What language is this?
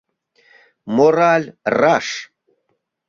Mari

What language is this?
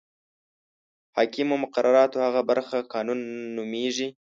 Pashto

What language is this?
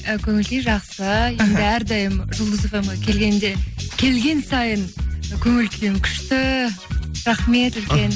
Kazakh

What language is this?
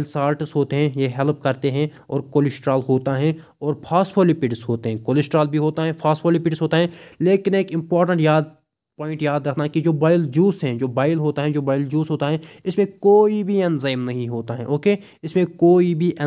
Hindi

